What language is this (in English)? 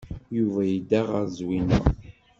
Kabyle